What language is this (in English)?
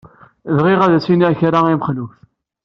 Kabyle